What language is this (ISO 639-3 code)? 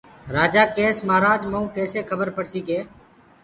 ggg